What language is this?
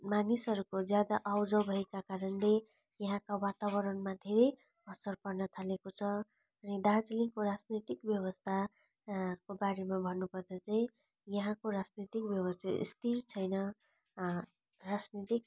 Nepali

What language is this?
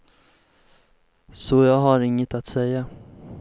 Swedish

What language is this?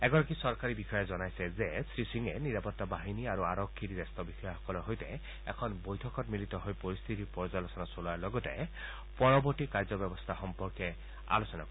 Assamese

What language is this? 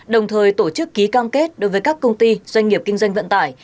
Vietnamese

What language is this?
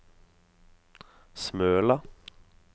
Norwegian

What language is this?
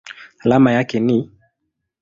Swahili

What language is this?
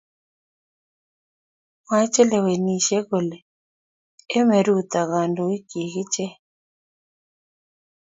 Kalenjin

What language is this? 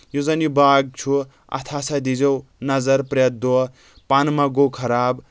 Kashmiri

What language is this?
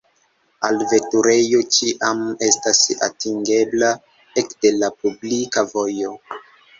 Esperanto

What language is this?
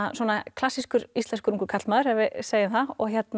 Icelandic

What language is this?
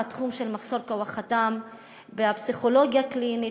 Hebrew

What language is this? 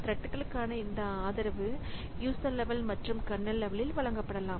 Tamil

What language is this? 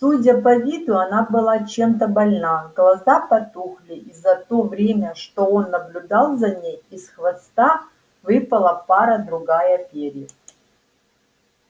Russian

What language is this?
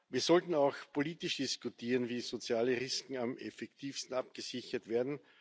German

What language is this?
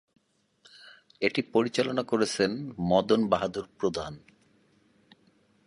Bangla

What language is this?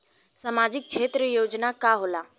Bhojpuri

